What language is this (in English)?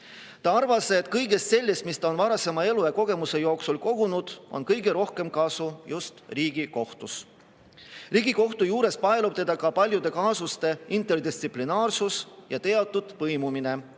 Estonian